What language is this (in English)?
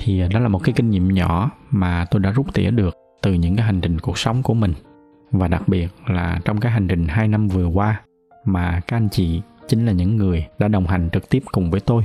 Vietnamese